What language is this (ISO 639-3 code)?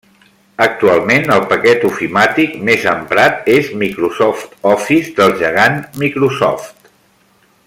cat